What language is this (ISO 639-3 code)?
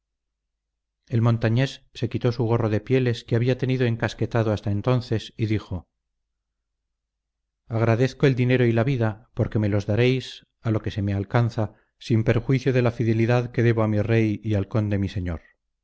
spa